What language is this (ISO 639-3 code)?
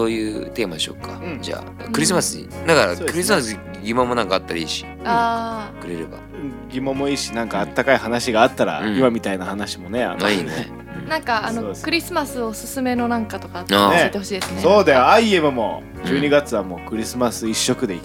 jpn